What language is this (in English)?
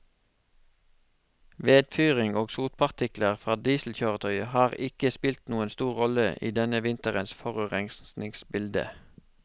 Norwegian